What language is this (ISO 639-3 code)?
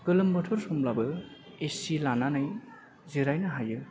brx